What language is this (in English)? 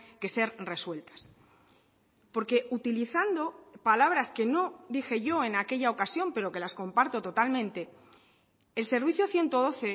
Spanish